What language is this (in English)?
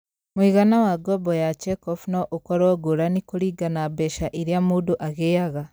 Kikuyu